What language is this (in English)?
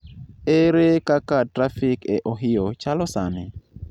Luo (Kenya and Tanzania)